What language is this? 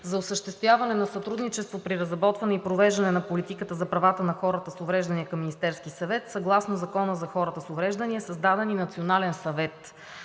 Bulgarian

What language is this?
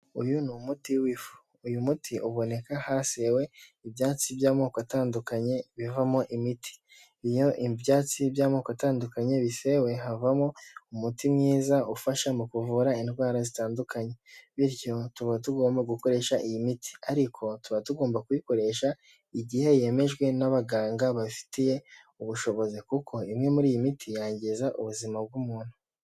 Kinyarwanda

